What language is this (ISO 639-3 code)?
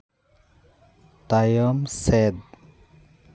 sat